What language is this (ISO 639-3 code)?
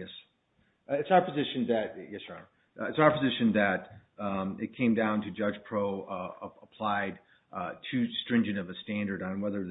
eng